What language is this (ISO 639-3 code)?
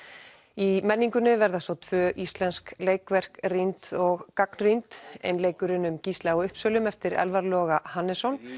isl